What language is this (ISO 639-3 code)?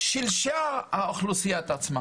heb